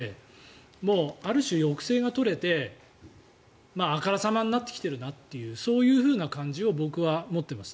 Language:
Japanese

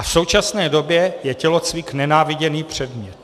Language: Czech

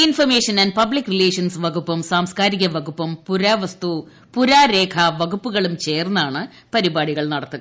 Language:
Malayalam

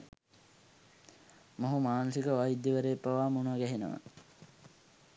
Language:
Sinhala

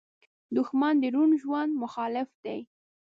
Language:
Pashto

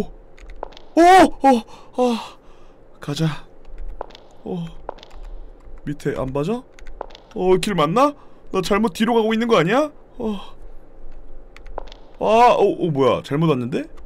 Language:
Korean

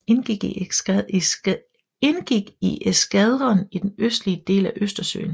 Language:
Danish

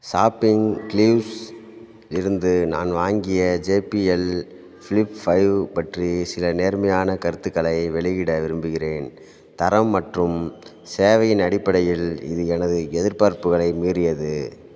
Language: Tamil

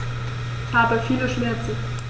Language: German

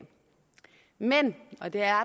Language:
Danish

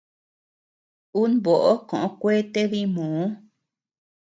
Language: Tepeuxila Cuicatec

